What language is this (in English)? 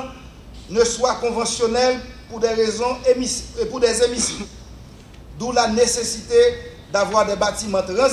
French